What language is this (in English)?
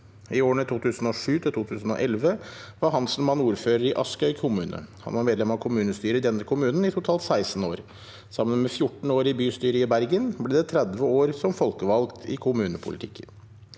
Norwegian